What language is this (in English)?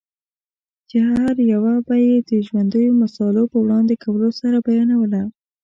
Pashto